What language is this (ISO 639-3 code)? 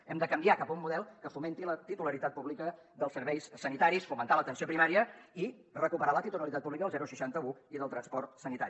cat